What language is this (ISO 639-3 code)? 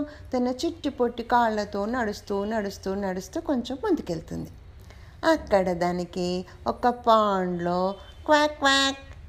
tel